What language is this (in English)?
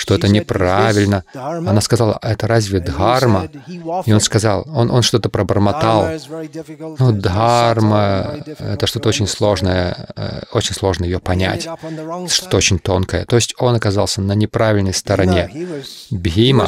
Russian